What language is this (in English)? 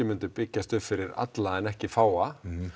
Icelandic